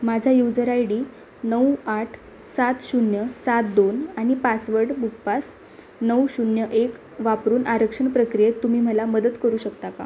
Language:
Marathi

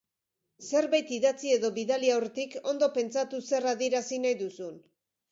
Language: Basque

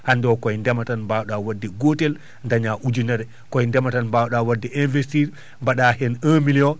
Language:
Fula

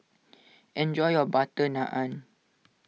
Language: English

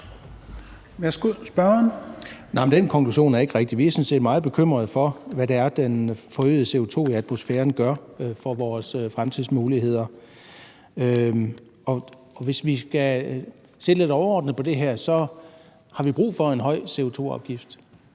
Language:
Danish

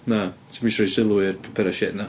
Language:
Welsh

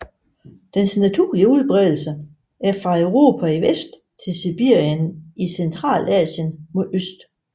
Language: Danish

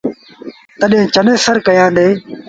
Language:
Sindhi Bhil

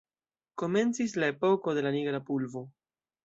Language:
Esperanto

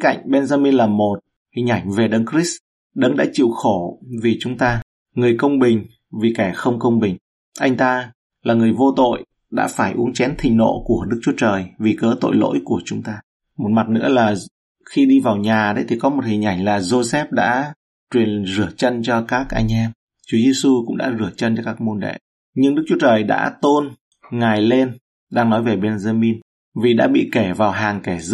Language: Vietnamese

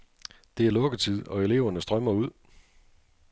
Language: Danish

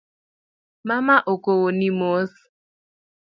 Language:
Luo (Kenya and Tanzania)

